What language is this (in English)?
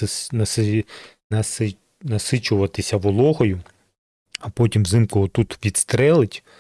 Ukrainian